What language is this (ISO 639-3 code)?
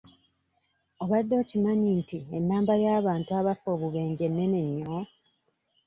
lug